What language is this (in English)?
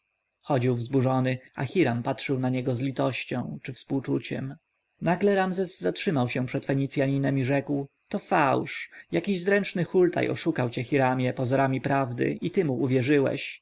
Polish